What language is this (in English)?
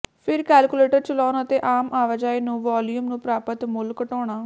Punjabi